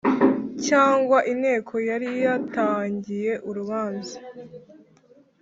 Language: Kinyarwanda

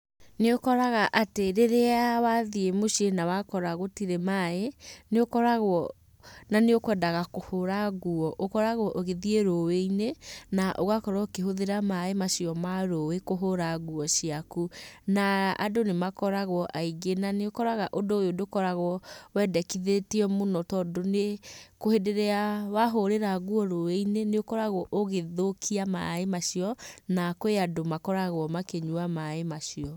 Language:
Kikuyu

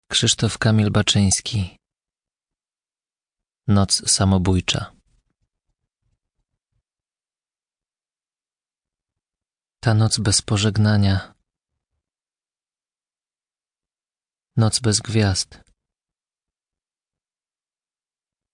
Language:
Polish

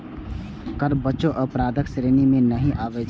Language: Maithili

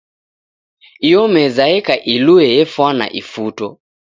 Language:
Taita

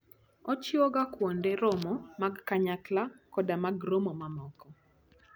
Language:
Luo (Kenya and Tanzania)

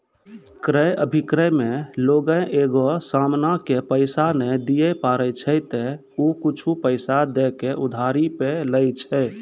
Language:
Maithili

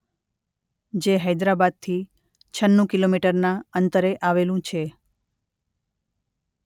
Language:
Gujarati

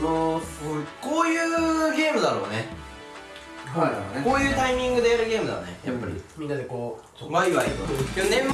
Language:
Japanese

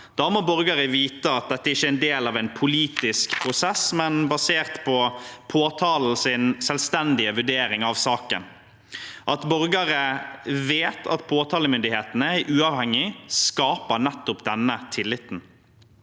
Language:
Norwegian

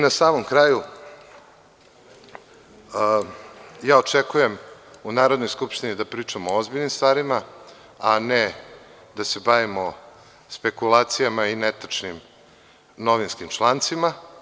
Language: Serbian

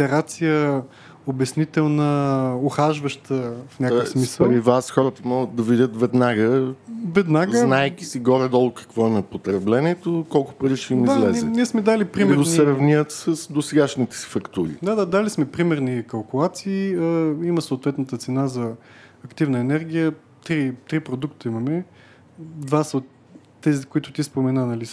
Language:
Bulgarian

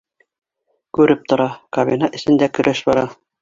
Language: Bashkir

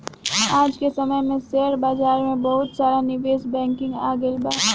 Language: Bhojpuri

